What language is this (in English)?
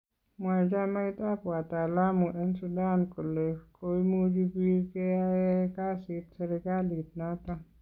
Kalenjin